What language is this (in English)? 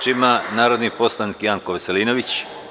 Serbian